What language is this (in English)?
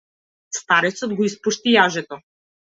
Macedonian